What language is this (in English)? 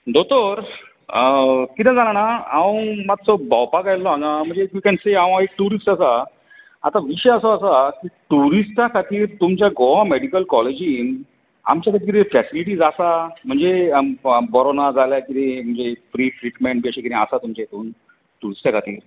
Konkani